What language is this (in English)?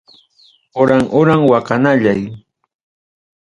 Ayacucho Quechua